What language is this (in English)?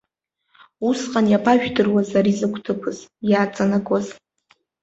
Abkhazian